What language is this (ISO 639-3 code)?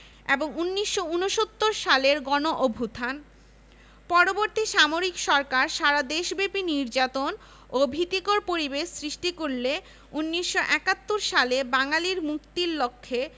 ben